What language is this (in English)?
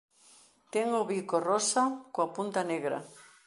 Galician